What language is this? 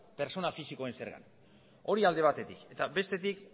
Basque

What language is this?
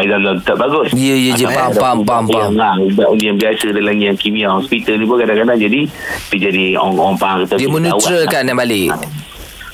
Malay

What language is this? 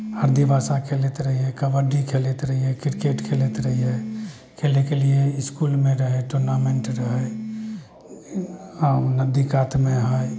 Maithili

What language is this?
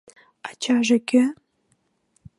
Mari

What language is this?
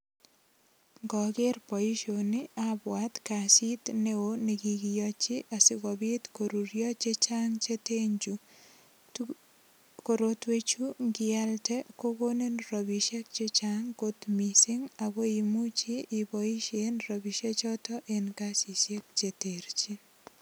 Kalenjin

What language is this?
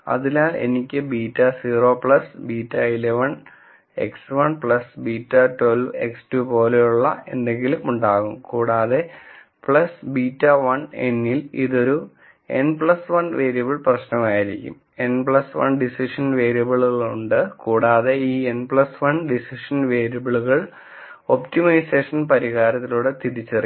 Malayalam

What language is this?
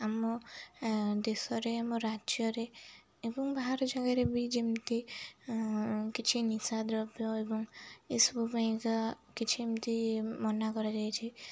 Odia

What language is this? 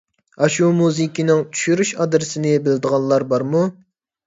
Uyghur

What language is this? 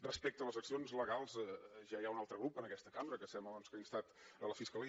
Catalan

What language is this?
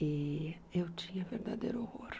Portuguese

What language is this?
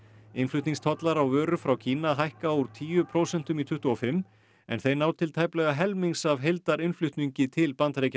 Icelandic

